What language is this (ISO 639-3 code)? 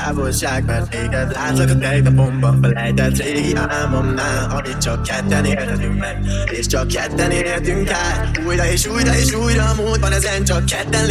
hun